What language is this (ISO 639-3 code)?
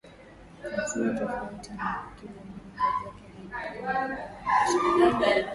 swa